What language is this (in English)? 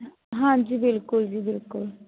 Punjabi